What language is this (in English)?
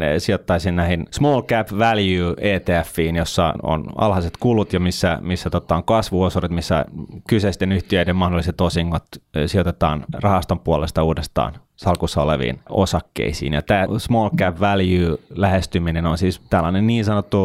Finnish